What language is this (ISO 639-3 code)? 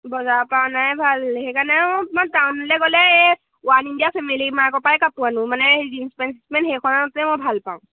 asm